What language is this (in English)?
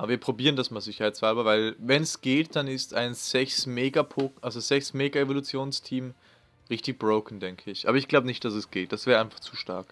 German